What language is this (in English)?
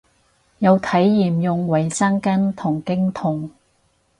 Cantonese